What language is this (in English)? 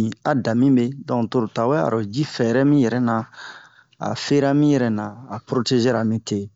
Bomu